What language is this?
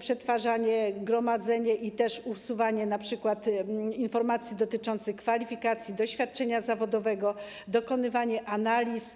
Polish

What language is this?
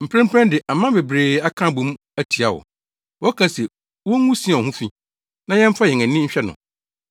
Akan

